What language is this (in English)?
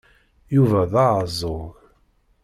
Kabyle